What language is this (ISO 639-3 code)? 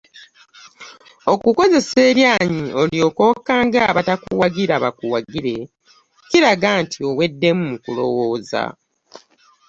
lug